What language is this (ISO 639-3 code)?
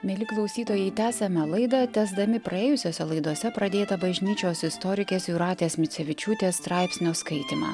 lit